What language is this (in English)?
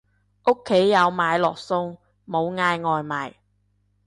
Cantonese